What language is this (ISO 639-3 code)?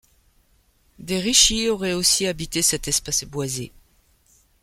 fra